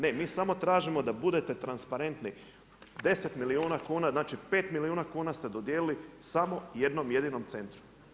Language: Croatian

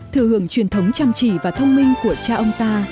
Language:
Vietnamese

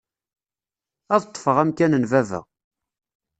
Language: Kabyle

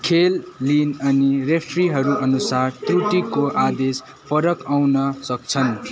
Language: Nepali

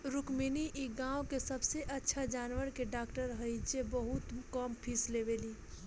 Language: Bhojpuri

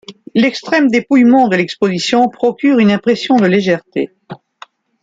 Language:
French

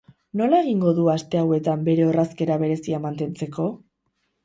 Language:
Basque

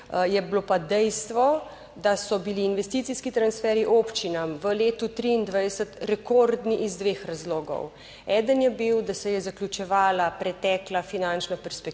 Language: Slovenian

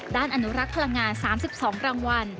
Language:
Thai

